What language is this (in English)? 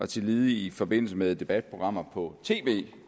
Danish